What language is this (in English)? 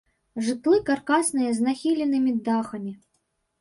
Belarusian